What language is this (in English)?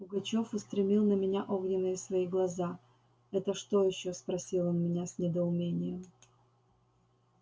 Russian